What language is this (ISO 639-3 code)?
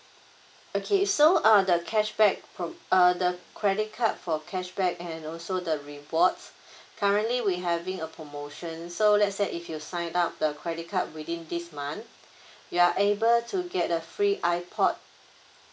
eng